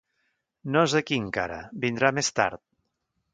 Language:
Catalan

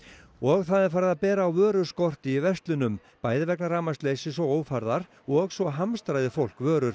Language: Icelandic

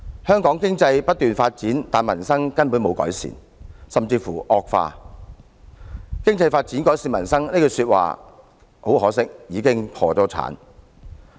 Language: Cantonese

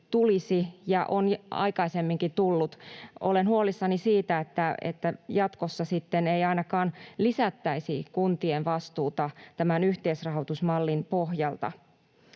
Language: Finnish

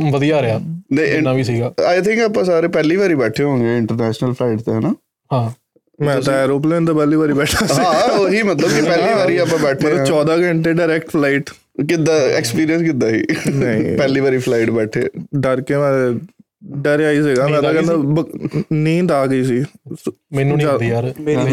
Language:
Punjabi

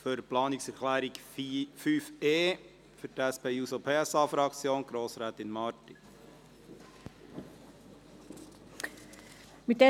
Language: Swiss German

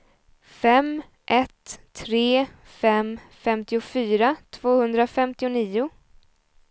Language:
Swedish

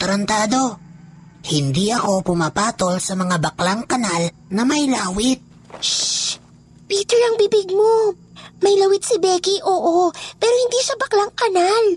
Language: Filipino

